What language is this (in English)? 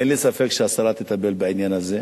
Hebrew